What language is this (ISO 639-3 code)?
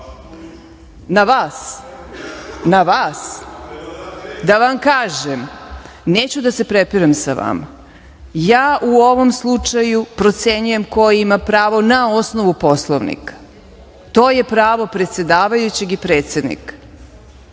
srp